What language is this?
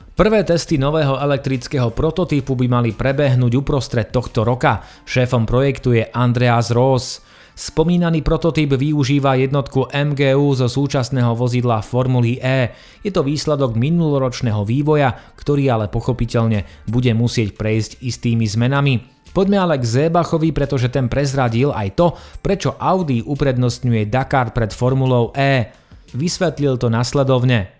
Slovak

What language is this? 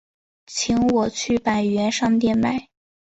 Chinese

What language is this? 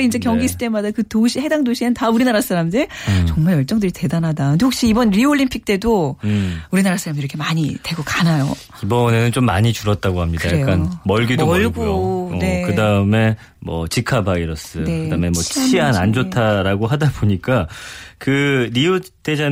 Korean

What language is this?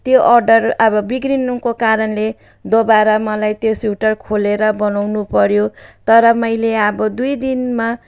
Nepali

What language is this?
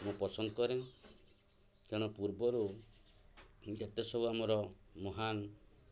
Odia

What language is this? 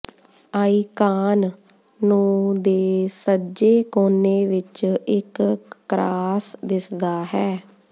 Punjabi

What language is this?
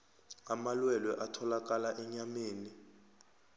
South Ndebele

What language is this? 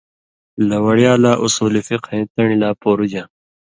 Indus Kohistani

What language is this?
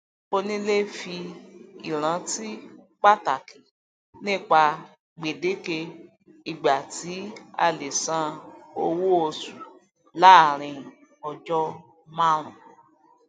Yoruba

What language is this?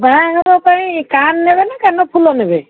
Odia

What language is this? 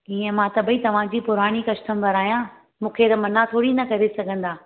Sindhi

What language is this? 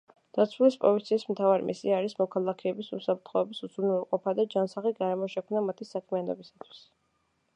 Georgian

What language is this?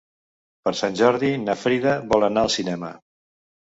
Catalan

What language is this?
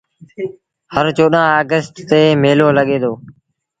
Sindhi Bhil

